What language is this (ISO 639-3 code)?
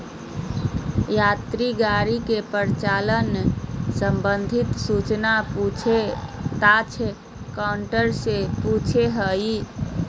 mag